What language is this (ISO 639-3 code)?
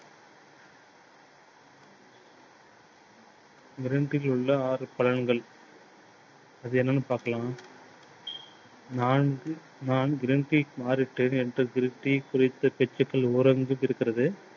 tam